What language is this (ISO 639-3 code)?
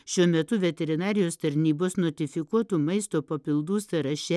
lit